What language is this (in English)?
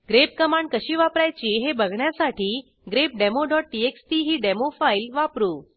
Marathi